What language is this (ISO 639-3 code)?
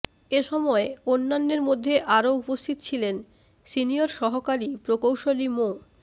ben